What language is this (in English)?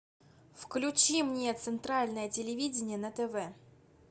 Russian